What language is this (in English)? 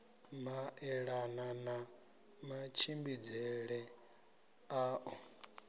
Venda